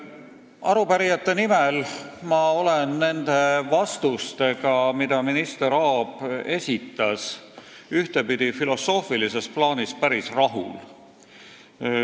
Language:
Estonian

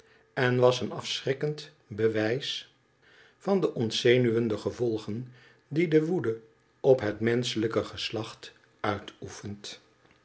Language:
Dutch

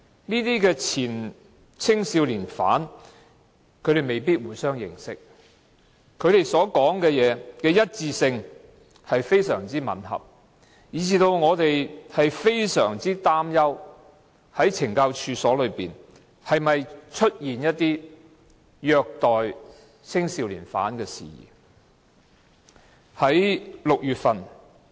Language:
Cantonese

